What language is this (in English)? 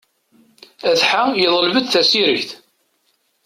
Kabyle